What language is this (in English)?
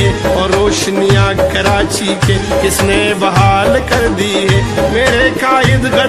Hindi